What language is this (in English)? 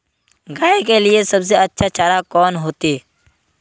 Magahi